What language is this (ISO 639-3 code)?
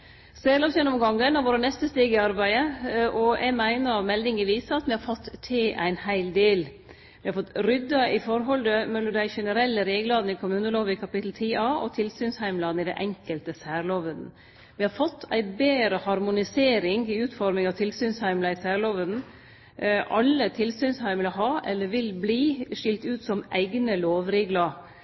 nno